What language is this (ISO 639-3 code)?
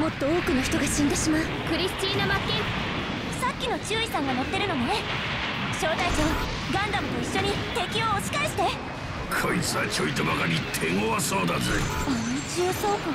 jpn